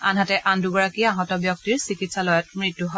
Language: Assamese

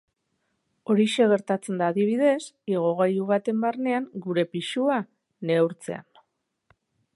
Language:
Basque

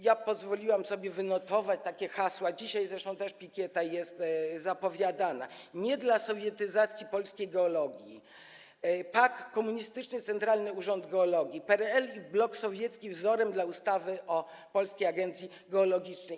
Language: Polish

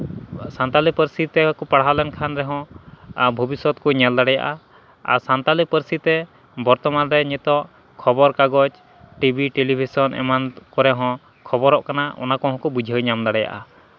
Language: Santali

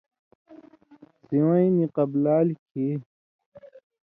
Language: Indus Kohistani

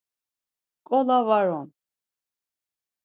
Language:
Laz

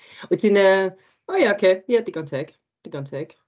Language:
Welsh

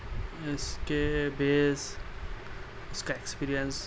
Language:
Urdu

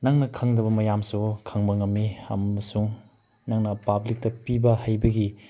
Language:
Manipuri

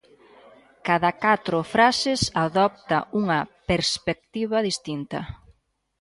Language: Galician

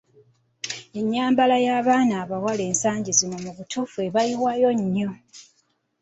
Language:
Ganda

